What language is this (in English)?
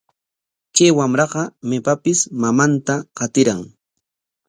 Corongo Ancash Quechua